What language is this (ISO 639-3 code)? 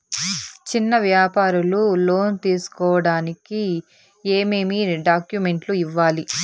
tel